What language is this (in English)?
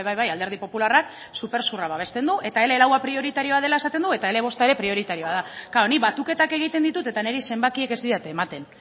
Basque